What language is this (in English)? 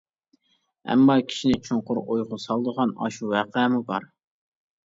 Uyghur